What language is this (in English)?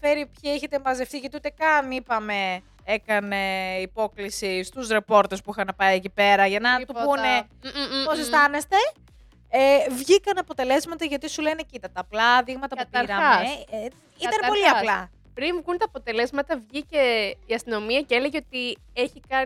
Greek